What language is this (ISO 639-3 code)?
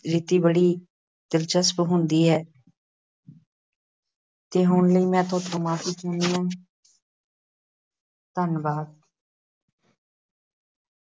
pan